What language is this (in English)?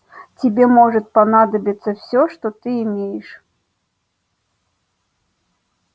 Russian